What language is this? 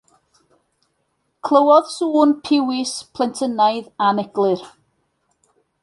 Welsh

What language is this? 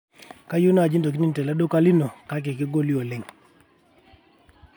Masai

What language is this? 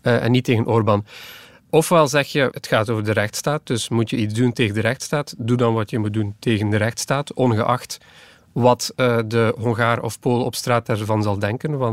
Dutch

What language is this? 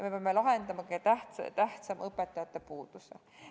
Estonian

